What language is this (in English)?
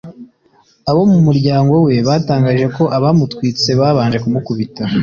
Kinyarwanda